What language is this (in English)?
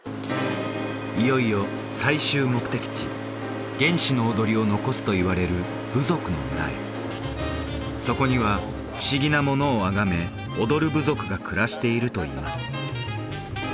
Japanese